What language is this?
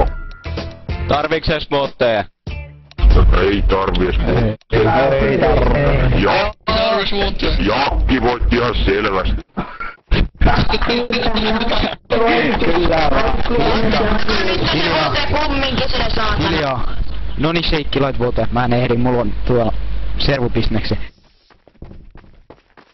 Finnish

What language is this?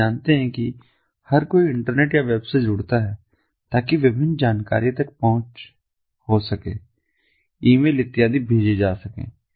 Hindi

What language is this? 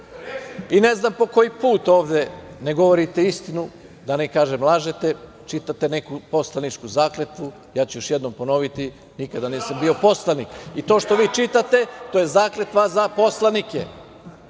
Serbian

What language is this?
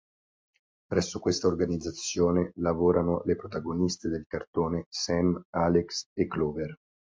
Italian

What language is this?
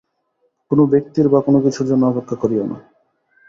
Bangla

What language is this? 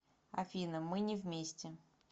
Russian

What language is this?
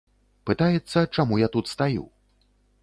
Belarusian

